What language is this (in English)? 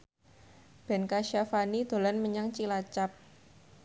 Javanese